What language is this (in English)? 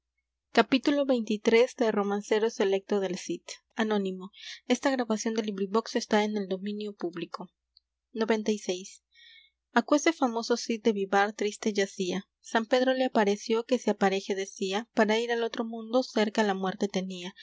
Spanish